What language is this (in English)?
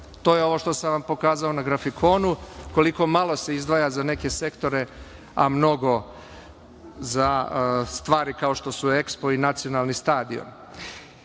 Serbian